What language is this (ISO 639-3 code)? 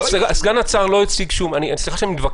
heb